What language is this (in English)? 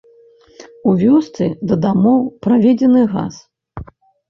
Belarusian